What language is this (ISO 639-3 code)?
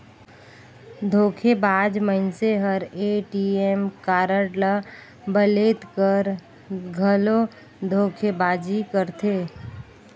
hne